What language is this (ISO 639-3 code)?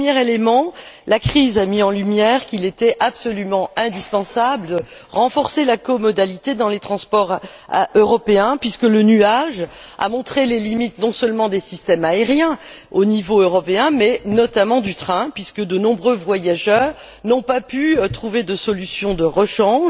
fra